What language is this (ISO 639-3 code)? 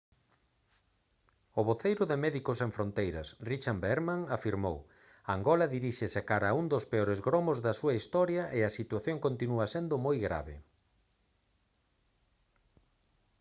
glg